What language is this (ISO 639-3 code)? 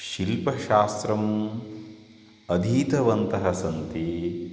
san